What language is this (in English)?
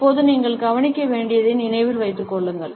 Tamil